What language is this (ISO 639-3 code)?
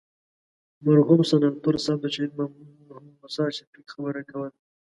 pus